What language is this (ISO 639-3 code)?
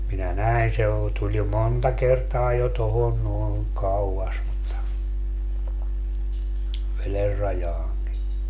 fin